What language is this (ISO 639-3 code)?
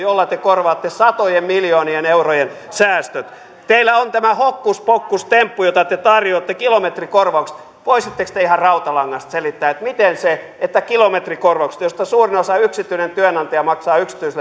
fin